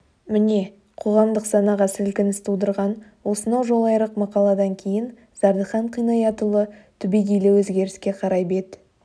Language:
Kazakh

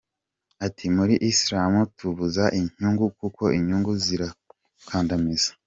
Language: Kinyarwanda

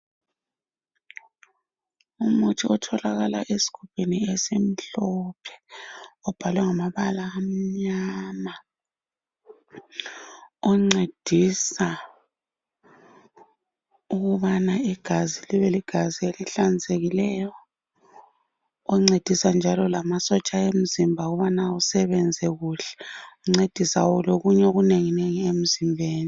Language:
North Ndebele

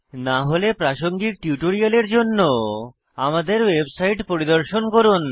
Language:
Bangla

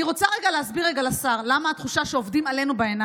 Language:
Hebrew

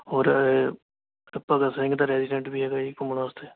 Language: Punjabi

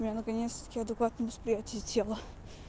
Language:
Russian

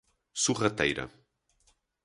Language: Portuguese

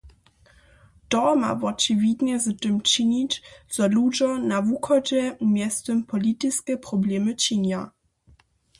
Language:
Upper Sorbian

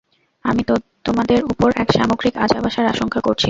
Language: Bangla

